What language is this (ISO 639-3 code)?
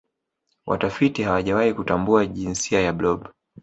swa